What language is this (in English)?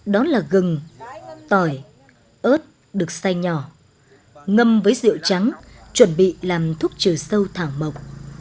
Vietnamese